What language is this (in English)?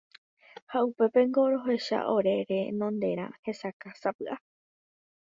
Guarani